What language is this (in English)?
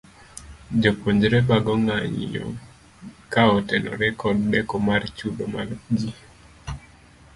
Luo (Kenya and Tanzania)